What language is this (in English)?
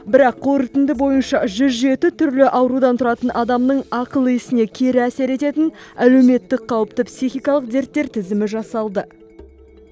Kazakh